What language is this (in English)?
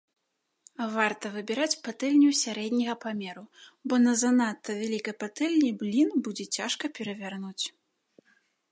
Belarusian